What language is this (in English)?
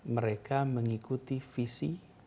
Indonesian